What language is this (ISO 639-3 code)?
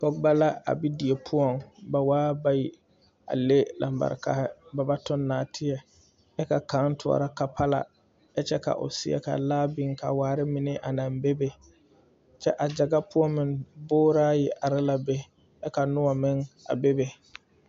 dga